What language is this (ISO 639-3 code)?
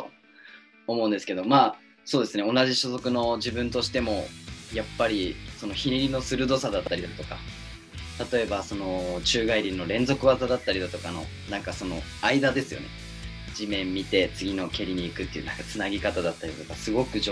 jpn